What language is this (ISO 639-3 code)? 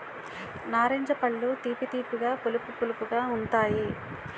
tel